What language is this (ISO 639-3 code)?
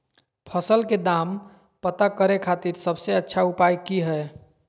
mag